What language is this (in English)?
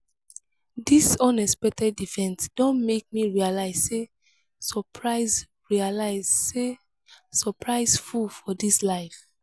Nigerian Pidgin